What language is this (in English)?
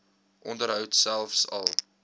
Afrikaans